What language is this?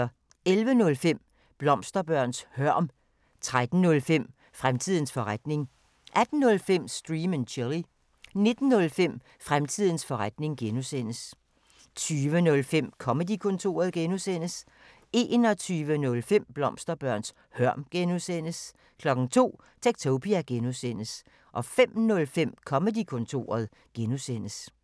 Danish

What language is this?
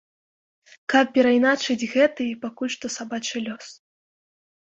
Belarusian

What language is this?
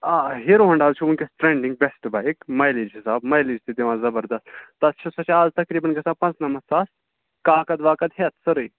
Kashmiri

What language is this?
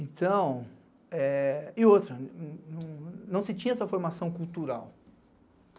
Portuguese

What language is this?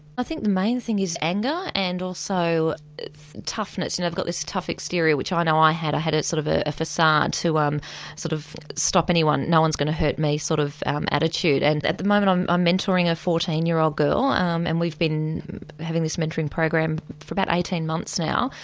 English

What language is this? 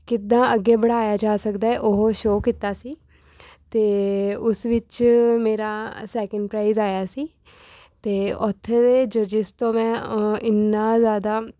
Punjabi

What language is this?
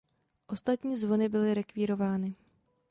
Czech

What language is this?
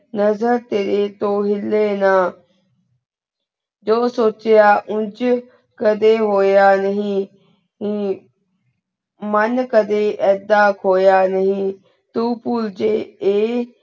Punjabi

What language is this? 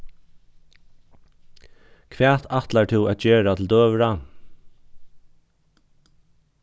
Faroese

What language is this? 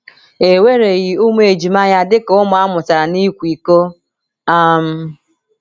Igbo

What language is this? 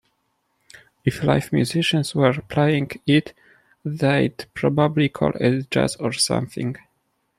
English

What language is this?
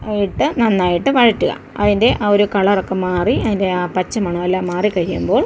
Malayalam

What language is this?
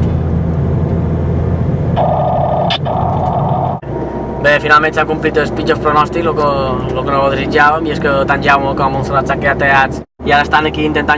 Italian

